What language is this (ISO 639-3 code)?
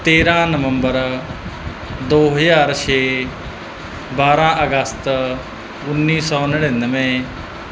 pan